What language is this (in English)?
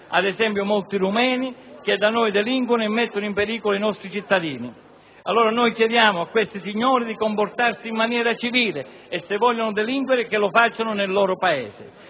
Italian